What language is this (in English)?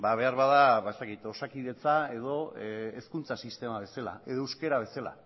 Basque